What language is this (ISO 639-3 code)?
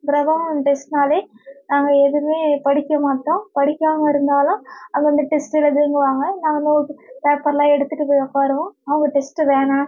tam